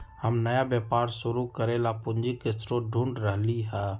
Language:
Magahi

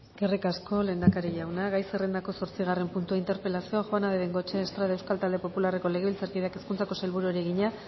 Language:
Basque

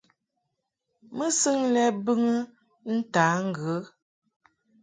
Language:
Mungaka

